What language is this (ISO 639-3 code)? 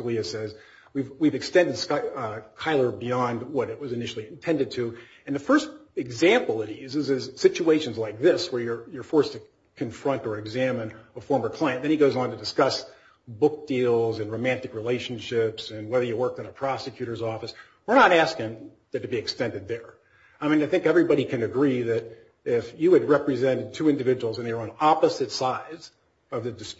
eng